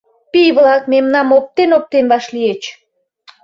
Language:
Mari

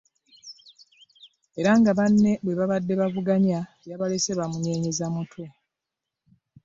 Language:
Ganda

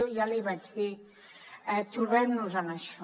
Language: Catalan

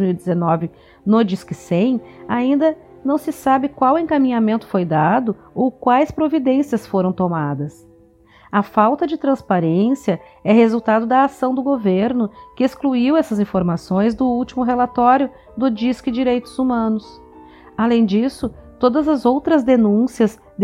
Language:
Portuguese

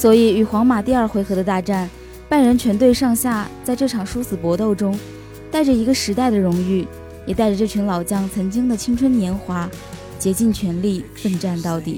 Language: Chinese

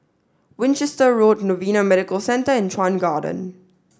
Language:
English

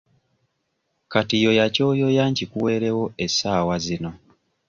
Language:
Ganda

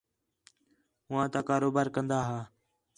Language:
Khetrani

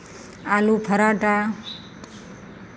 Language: Maithili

